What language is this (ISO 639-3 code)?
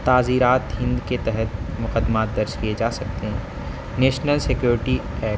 urd